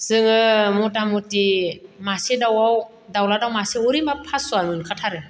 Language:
Bodo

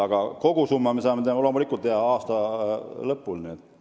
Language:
Estonian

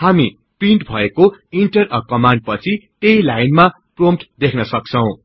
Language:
Nepali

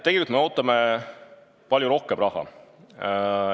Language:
Estonian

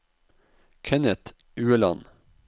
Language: Norwegian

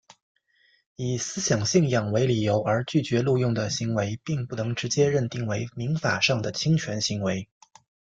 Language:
Chinese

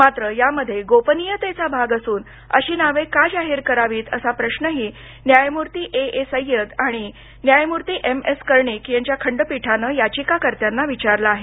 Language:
Marathi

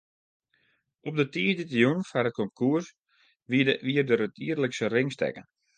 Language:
Western Frisian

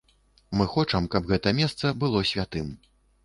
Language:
Belarusian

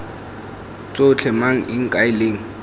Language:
Tswana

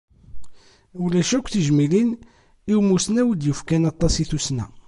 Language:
Kabyle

